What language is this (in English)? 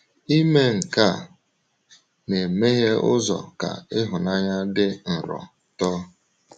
Igbo